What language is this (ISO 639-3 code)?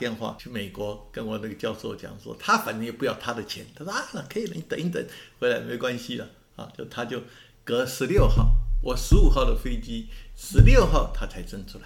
zho